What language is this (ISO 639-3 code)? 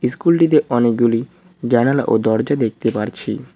ben